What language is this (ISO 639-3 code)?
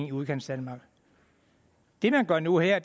dan